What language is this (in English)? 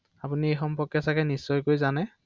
Assamese